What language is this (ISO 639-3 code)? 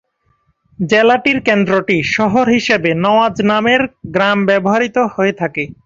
ben